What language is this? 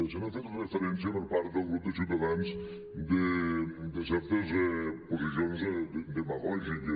Catalan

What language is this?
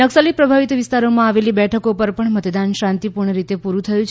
Gujarati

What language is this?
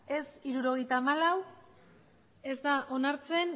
Basque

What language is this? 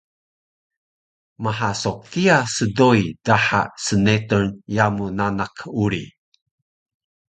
Taroko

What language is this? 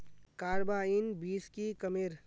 Magahi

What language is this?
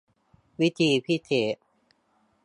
Thai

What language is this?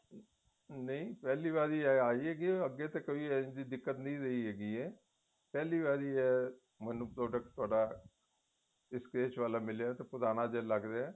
Punjabi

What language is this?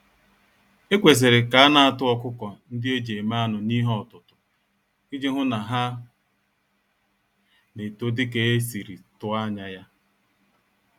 Igbo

